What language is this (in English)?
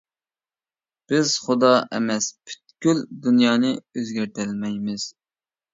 Uyghur